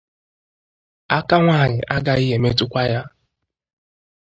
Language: Igbo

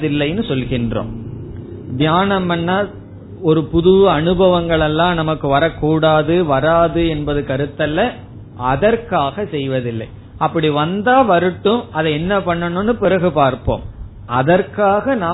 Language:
Tamil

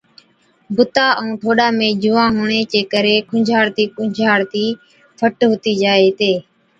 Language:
Od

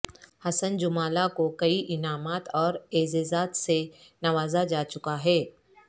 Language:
Urdu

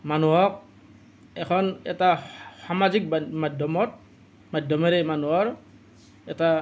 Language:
Assamese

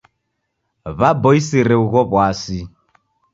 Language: Taita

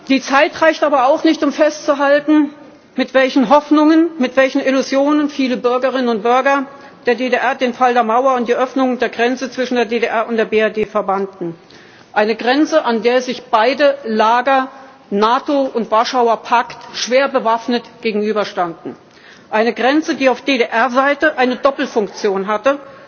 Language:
German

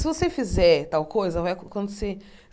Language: Portuguese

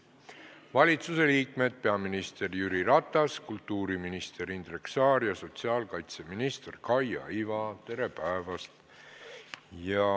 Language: Estonian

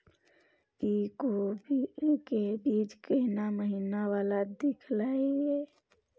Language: Maithili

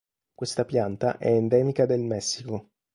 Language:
Italian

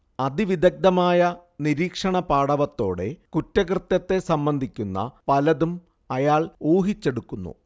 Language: Malayalam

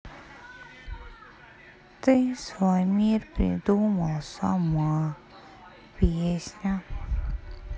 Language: Russian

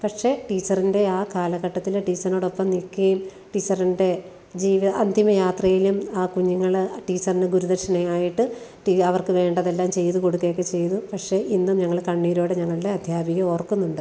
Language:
Malayalam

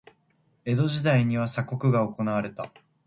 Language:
Japanese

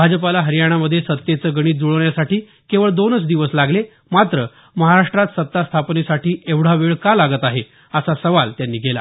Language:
Marathi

